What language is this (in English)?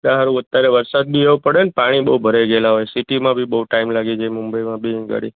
Gujarati